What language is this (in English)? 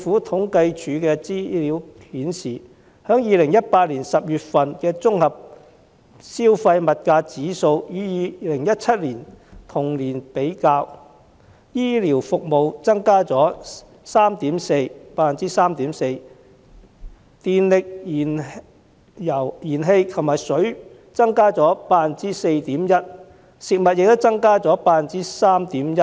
Cantonese